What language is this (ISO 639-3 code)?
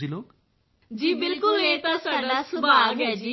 pan